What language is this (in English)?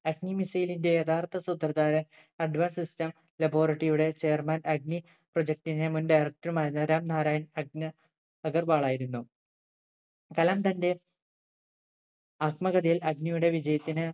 Malayalam